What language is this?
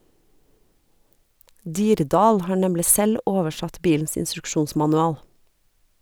Norwegian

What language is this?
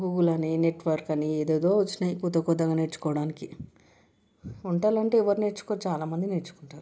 Telugu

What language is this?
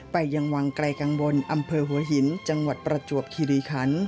Thai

